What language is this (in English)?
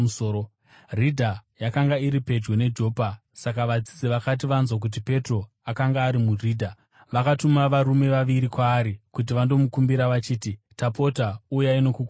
Shona